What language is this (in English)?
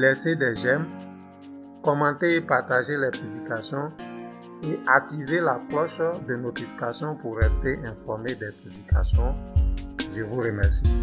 French